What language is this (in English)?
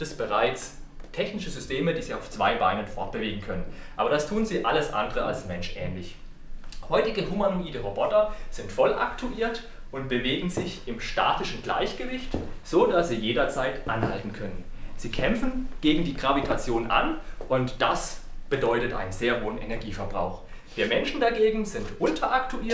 German